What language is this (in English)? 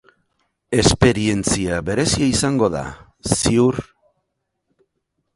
Basque